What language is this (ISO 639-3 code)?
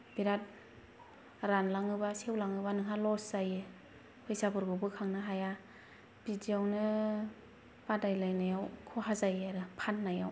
brx